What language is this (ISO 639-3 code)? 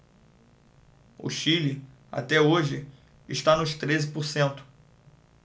por